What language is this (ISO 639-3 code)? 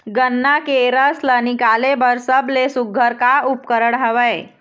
hne